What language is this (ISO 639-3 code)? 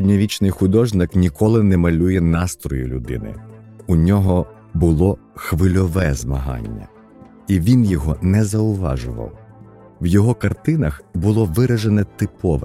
ukr